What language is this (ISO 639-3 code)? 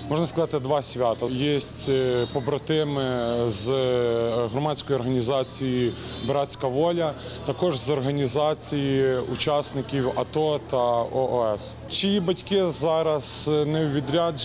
ukr